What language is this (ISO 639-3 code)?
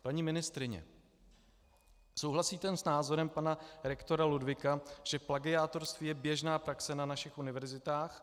ces